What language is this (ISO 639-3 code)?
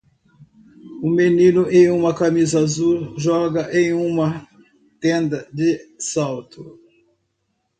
por